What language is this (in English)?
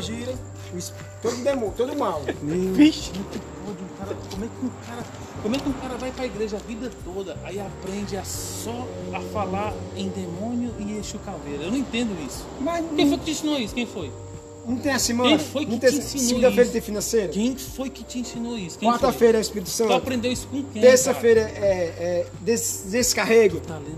Portuguese